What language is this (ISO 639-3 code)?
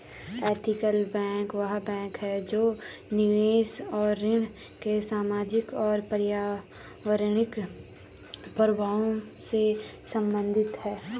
hin